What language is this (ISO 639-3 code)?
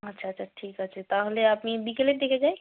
ben